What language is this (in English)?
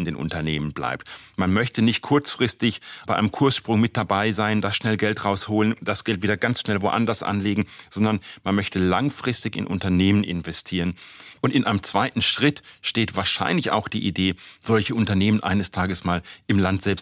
German